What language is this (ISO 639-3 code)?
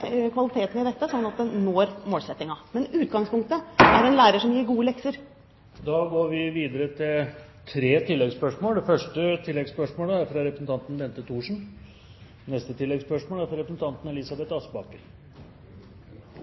nor